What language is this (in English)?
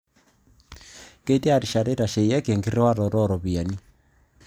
Masai